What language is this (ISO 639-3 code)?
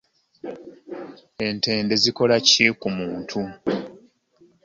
lug